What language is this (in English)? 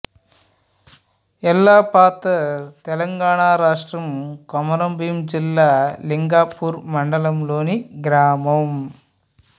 Telugu